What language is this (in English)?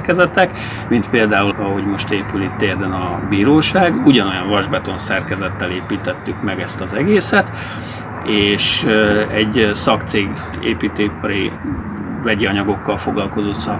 Hungarian